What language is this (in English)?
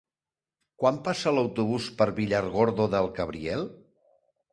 Catalan